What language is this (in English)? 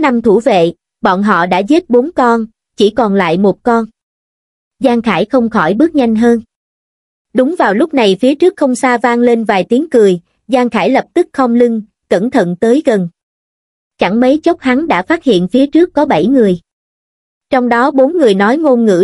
Vietnamese